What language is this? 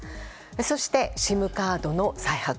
Japanese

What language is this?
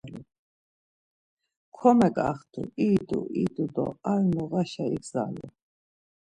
Laz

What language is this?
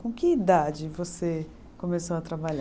Portuguese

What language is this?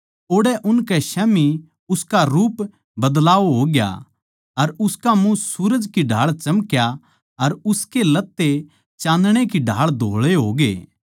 Haryanvi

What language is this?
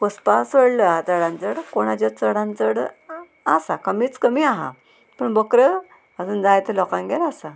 Konkani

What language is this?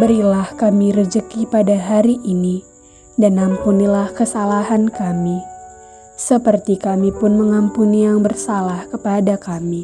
Indonesian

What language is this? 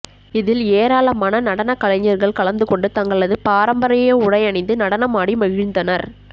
Tamil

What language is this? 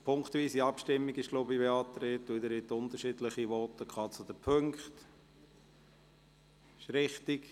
Swiss German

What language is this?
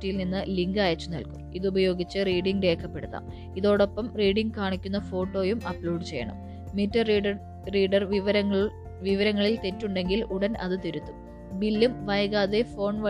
Malayalam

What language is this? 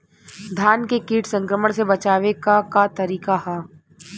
Bhojpuri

